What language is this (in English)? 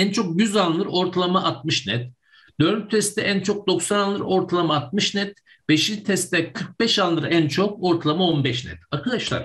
Turkish